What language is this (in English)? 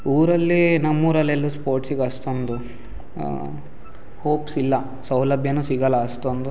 Kannada